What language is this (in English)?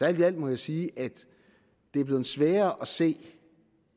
Danish